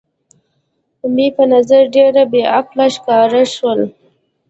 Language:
Pashto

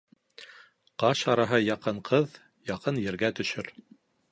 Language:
Bashkir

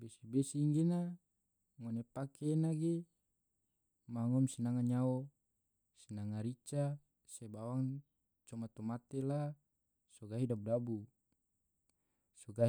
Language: Tidore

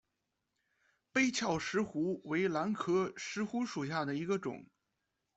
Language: Chinese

